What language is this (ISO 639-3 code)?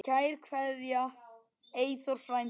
isl